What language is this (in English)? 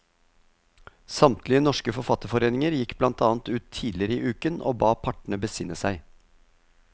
Norwegian